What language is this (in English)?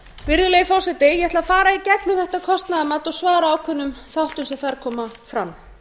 Icelandic